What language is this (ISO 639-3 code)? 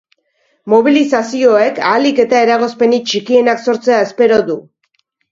eus